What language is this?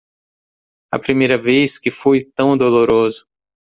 Portuguese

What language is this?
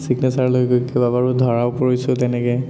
Assamese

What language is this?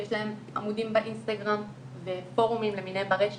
Hebrew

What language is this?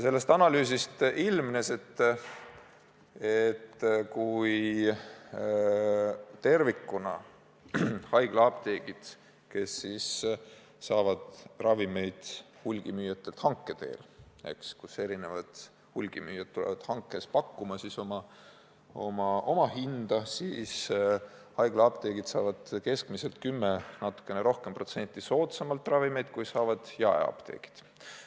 Estonian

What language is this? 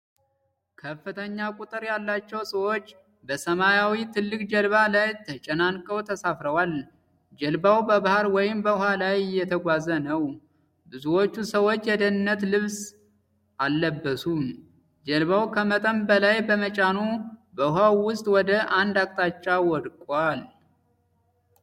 Amharic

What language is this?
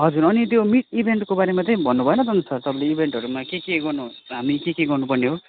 Nepali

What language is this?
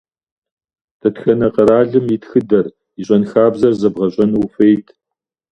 Kabardian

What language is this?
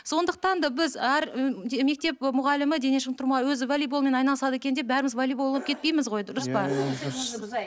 Kazakh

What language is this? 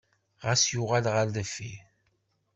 Kabyle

